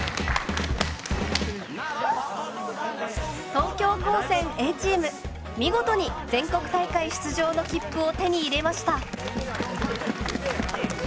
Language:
Japanese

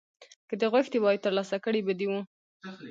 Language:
Pashto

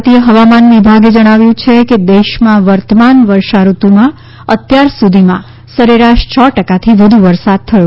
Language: Gujarati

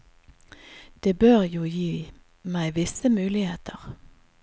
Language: Norwegian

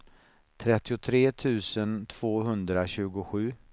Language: Swedish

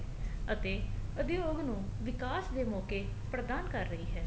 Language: Punjabi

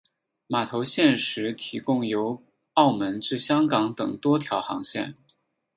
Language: Chinese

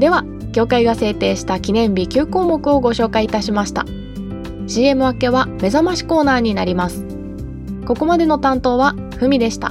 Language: Japanese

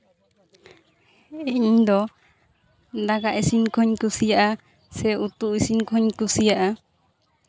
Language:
Santali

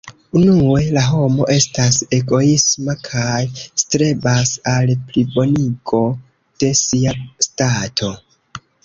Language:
Esperanto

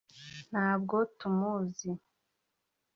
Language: Kinyarwanda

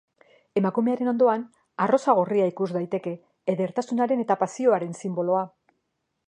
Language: Basque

